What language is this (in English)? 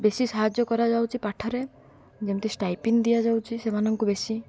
Odia